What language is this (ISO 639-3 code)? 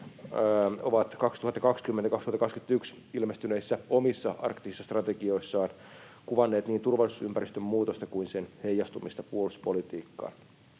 fin